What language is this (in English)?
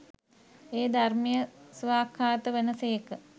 Sinhala